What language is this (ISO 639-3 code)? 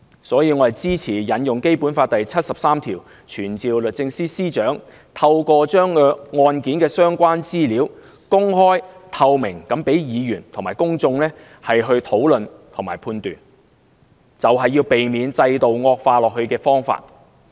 yue